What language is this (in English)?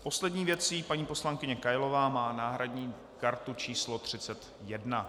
Czech